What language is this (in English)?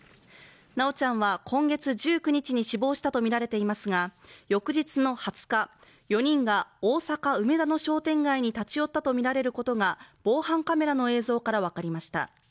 Japanese